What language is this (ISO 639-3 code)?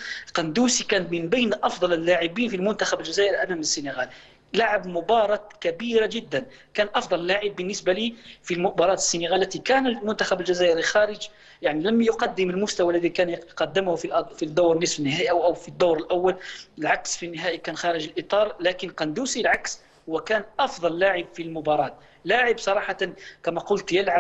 ara